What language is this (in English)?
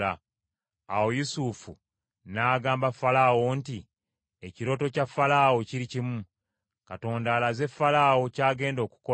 Ganda